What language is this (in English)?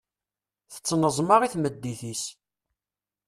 Kabyle